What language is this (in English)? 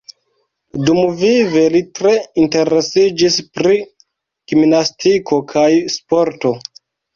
Esperanto